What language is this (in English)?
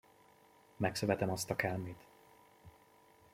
Hungarian